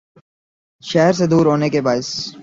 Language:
Urdu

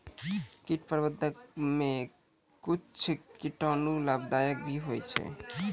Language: Maithili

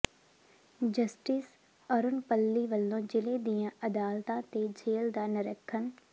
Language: Punjabi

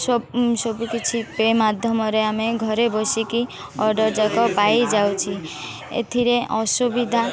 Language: Odia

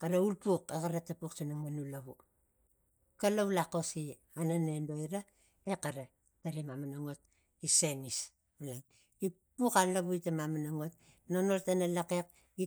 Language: Tigak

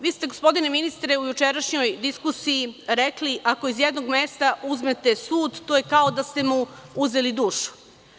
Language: Serbian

